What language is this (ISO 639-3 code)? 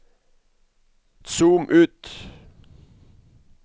nor